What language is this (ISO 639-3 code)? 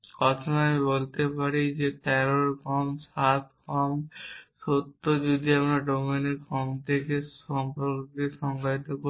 ben